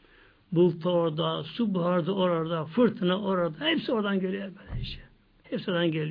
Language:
Turkish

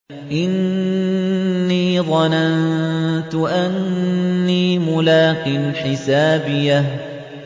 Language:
Arabic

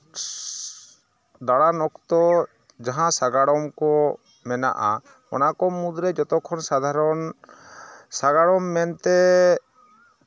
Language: Santali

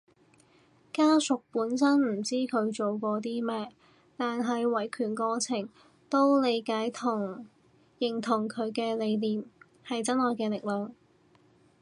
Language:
Cantonese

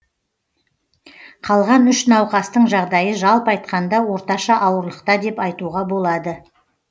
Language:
Kazakh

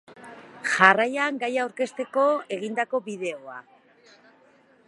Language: Basque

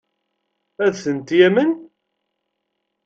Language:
Kabyle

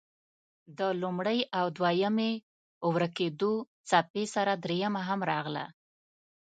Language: Pashto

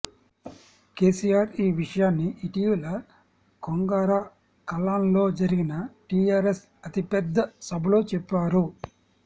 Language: Telugu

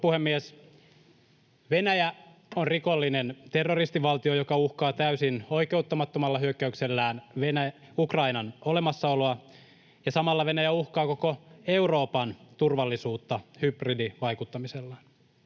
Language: Finnish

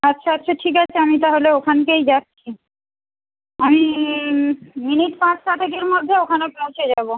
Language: Bangla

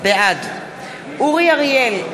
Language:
Hebrew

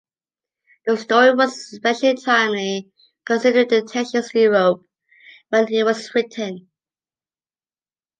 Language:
English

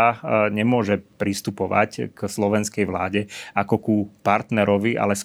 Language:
Slovak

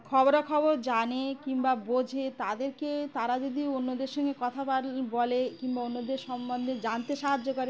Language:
Bangla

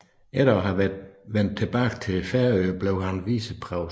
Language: Danish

